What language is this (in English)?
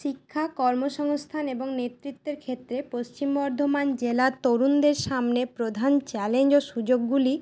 Bangla